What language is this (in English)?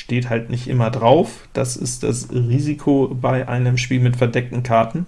German